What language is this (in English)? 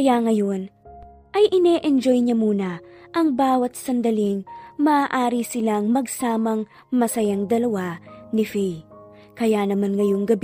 Filipino